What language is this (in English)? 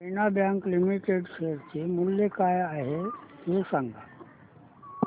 Marathi